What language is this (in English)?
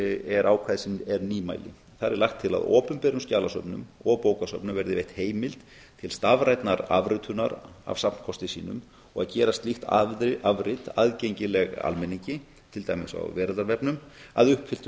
Icelandic